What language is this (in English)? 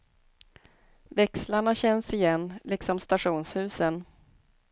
Swedish